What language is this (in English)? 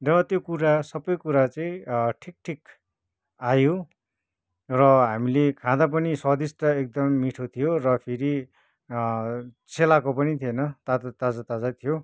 Nepali